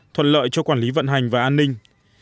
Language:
Vietnamese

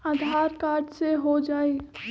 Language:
Magahi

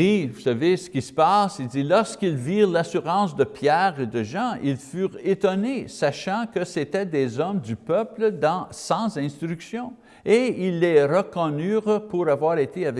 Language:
French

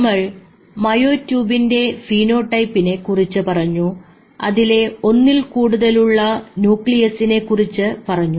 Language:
Malayalam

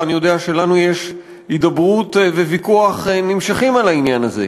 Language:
Hebrew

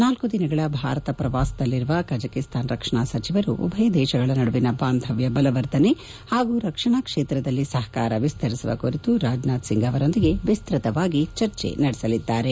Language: Kannada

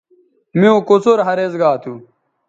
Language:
Bateri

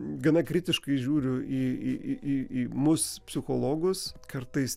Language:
Lithuanian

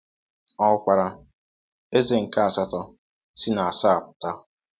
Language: Igbo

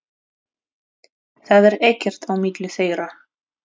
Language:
Icelandic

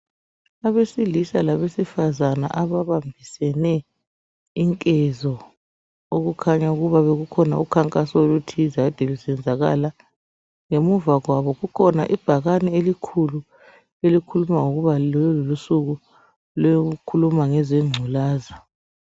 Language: North Ndebele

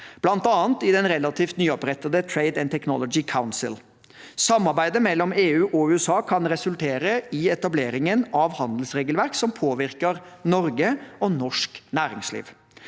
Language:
Norwegian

